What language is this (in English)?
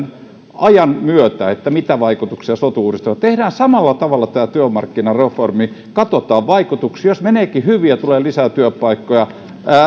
Finnish